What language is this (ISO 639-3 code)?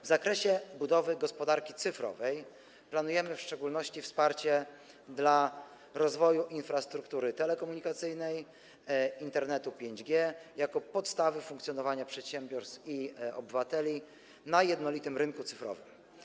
pol